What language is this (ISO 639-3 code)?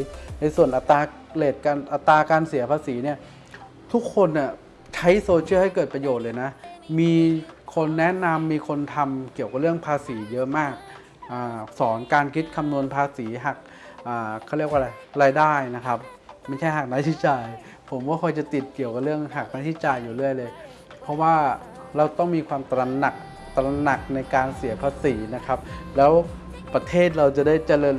tha